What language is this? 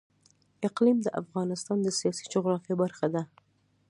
Pashto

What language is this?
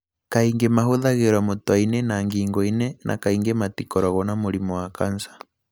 Kikuyu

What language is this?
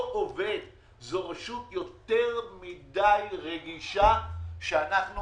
Hebrew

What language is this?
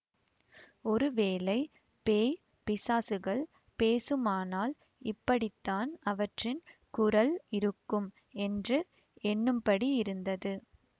Tamil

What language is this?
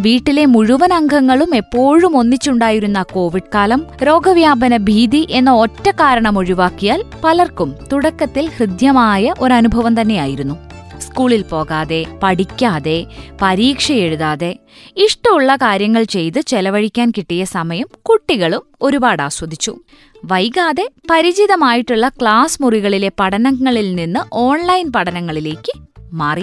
Malayalam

